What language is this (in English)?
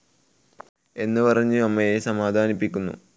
Malayalam